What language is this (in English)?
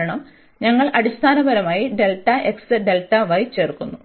Malayalam